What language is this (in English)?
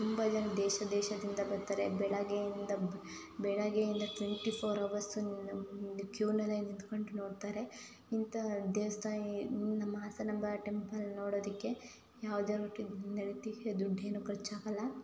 Kannada